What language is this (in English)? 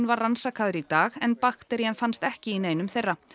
Icelandic